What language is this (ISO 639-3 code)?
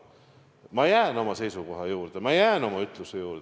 est